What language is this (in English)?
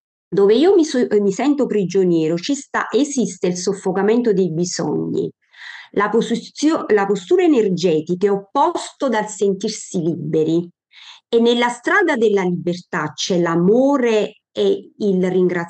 Italian